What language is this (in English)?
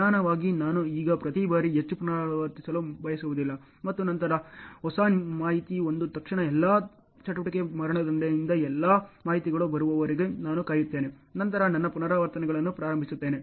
Kannada